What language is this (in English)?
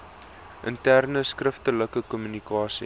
Afrikaans